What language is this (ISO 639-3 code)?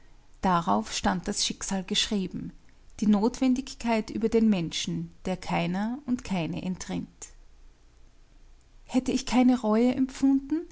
deu